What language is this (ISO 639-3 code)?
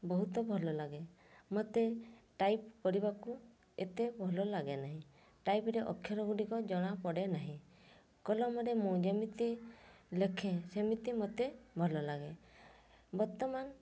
ori